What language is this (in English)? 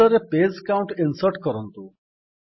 Odia